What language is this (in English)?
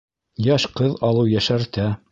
Bashkir